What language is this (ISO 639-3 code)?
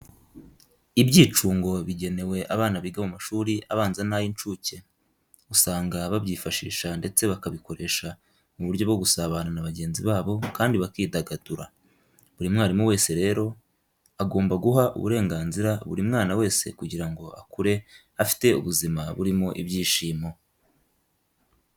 kin